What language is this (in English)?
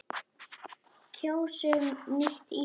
Icelandic